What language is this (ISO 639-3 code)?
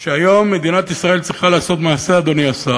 heb